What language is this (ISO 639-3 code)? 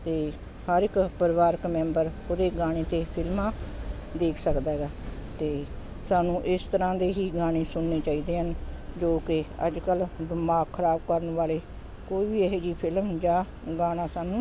pan